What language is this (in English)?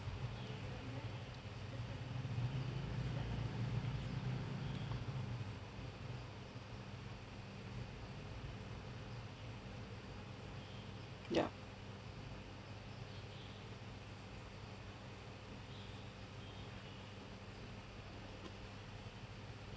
English